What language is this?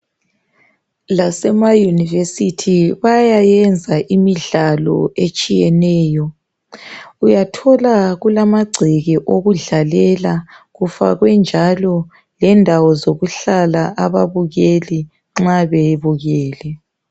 North Ndebele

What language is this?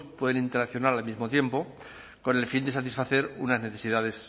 Spanish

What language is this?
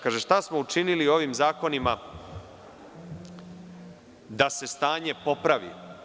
Serbian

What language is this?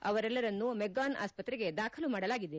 Kannada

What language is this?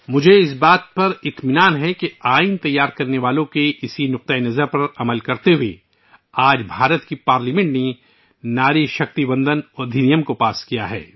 Urdu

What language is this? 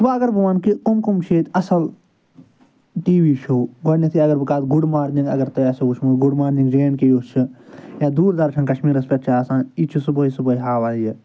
Kashmiri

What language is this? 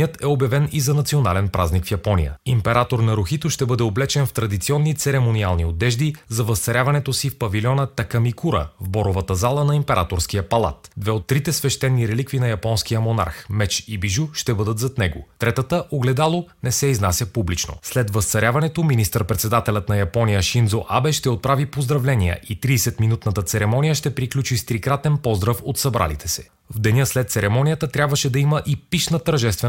Bulgarian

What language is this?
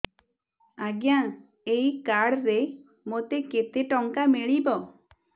Odia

